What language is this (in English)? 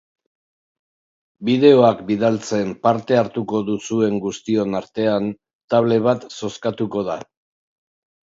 Basque